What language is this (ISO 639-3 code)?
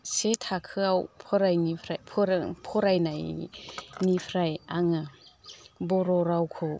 brx